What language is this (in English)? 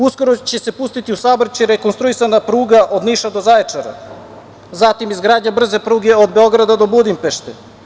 Serbian